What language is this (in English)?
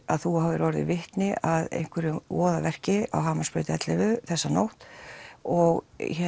Icelandic